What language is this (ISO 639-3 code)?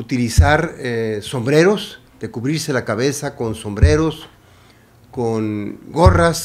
spa